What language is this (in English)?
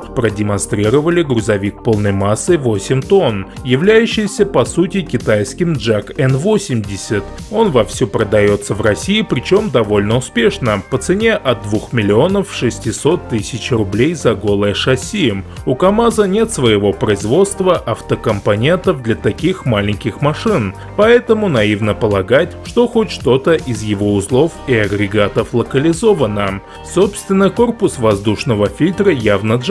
Russian